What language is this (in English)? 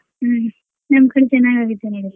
Kannada